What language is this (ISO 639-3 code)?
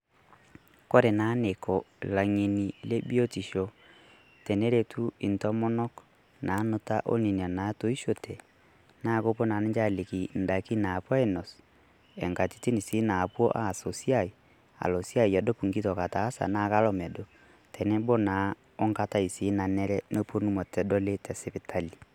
mas